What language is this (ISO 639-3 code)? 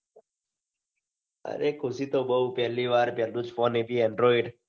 guj